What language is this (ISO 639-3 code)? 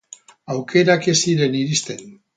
eus